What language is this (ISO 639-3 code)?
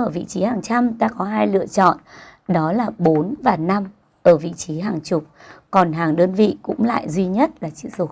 vie